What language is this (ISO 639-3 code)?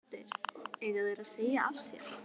isl